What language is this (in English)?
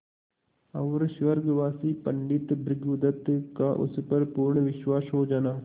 Hindi